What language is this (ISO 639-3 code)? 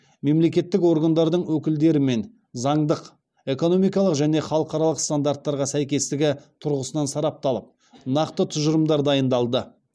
kaz